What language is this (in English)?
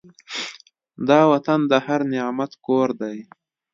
Pashto